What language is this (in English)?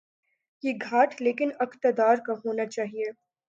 Urdu